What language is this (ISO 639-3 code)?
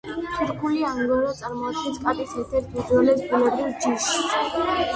kat